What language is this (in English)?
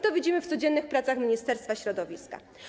Polish